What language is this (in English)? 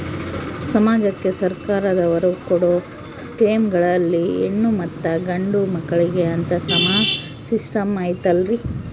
Kannada